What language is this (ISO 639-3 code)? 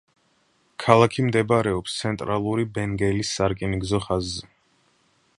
kat